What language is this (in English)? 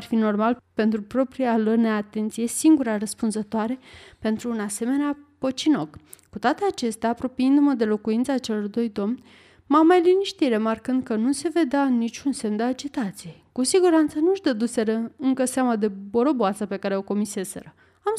Romanian